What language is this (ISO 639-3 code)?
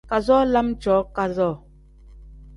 kdh